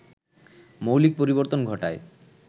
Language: Bangla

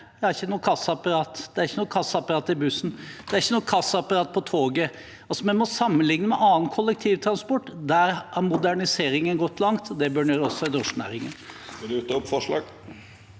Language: Norwegian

